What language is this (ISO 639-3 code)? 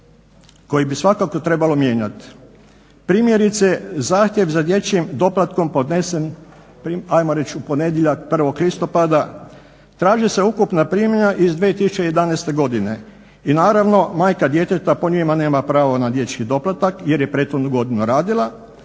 hrv